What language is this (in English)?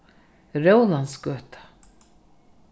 Faroese